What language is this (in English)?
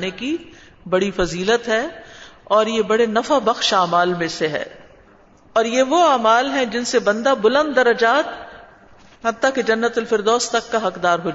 Urdu